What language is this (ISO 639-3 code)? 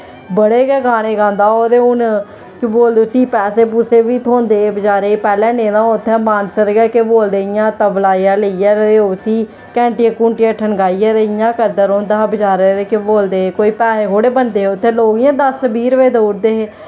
doi